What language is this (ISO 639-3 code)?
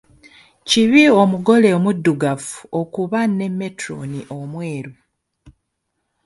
lug